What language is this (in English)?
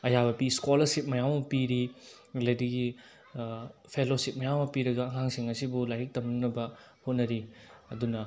Manipuri